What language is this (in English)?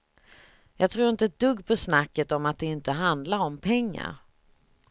Swedish